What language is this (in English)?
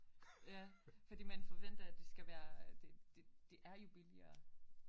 Danish